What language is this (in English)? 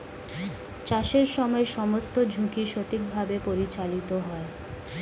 Bangla